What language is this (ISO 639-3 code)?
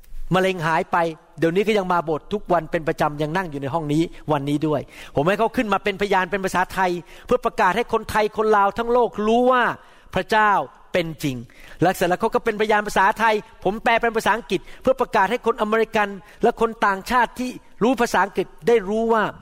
tha